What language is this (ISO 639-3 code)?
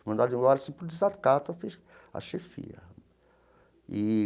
por